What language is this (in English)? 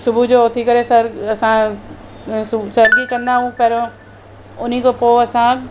Sindhi